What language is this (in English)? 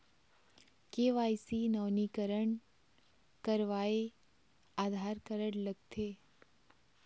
Chhattisgarhi